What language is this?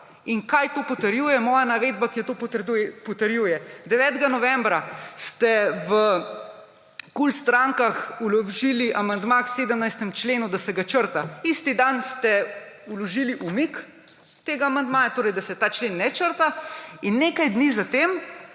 Slovenian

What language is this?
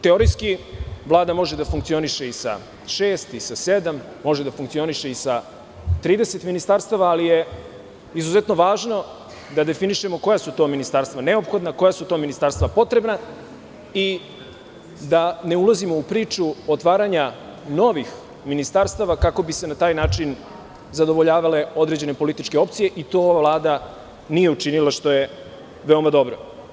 Serbian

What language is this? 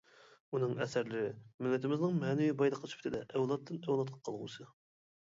Uyghur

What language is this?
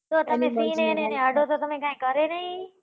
Gujarati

